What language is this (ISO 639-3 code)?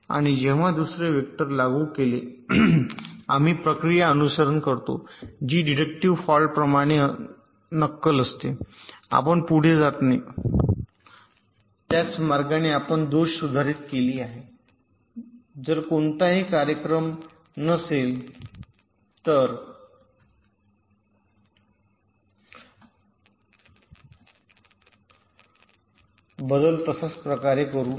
mar